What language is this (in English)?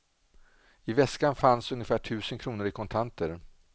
Swedish